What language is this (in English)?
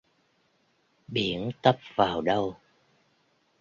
Vietnamese